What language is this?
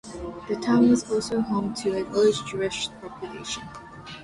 English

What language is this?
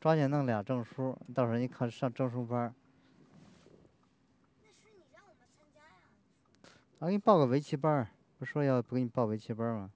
Chinese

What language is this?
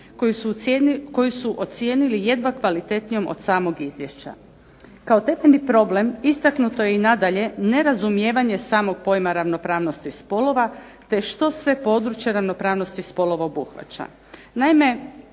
Croatian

